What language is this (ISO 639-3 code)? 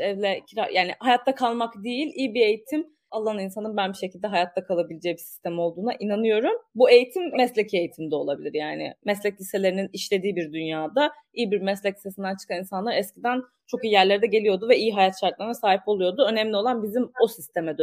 tur